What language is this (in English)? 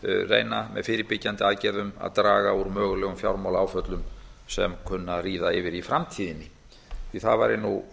Icelandic